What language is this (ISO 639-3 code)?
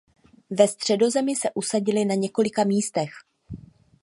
ces